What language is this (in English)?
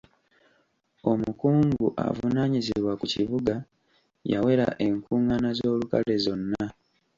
Ganda